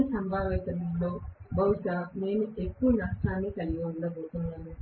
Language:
Telugu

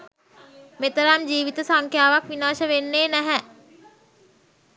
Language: Sinhala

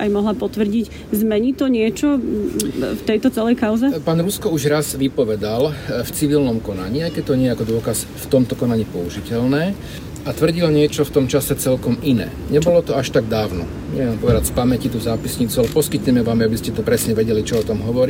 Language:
Slovak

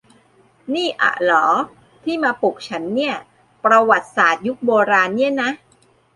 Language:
Thai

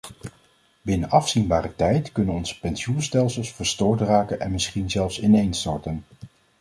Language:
Dutch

